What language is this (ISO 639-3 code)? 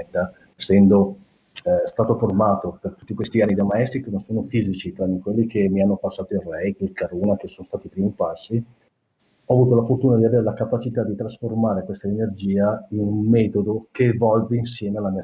ita